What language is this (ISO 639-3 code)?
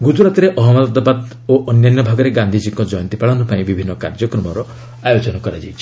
ori